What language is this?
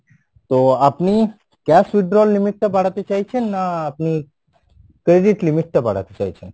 Bangla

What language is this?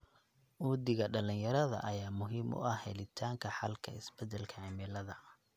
Somali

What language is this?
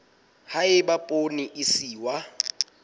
Southern Sotho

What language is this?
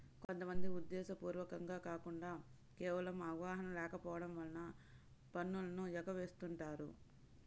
Telugu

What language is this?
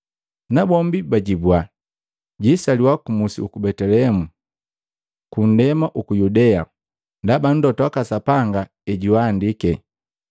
Matengo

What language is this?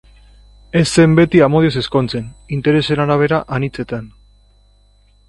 Basque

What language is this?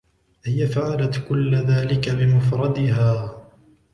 Arabic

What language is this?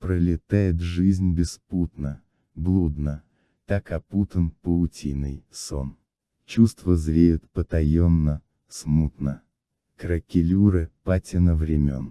Russian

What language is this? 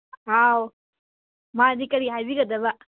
Manipuri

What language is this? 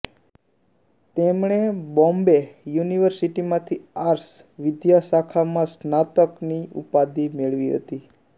Gujarati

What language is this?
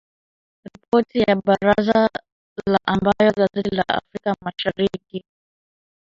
Swahili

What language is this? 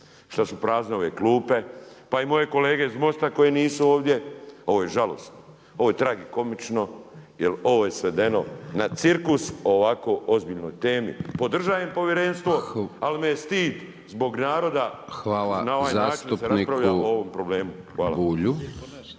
Croatian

